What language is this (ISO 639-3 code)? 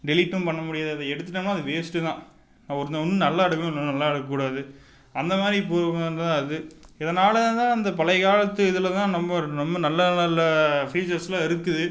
tam